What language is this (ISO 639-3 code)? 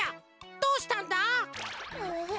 jpn